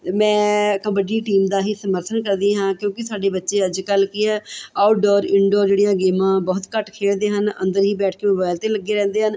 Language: Punjabi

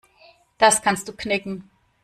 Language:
German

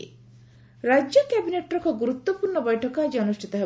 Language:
Odia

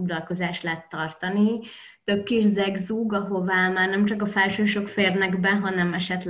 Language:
Hungarian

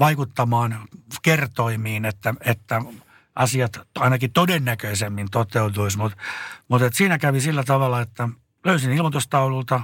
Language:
Finnish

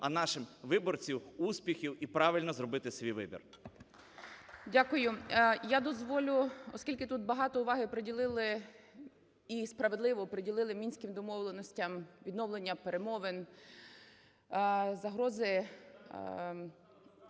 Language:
Ukrainian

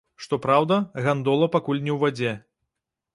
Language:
Belarusian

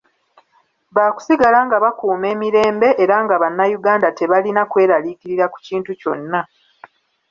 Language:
Ganda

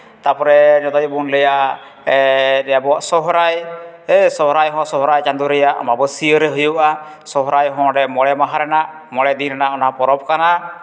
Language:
Santali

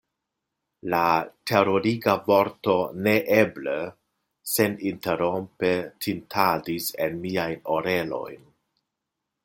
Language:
Esperanto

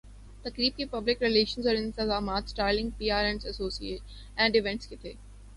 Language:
Urdu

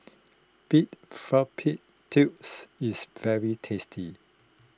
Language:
English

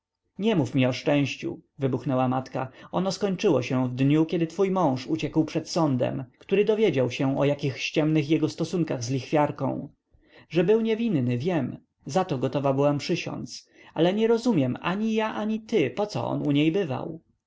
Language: Polish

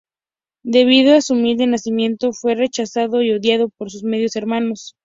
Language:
Spanish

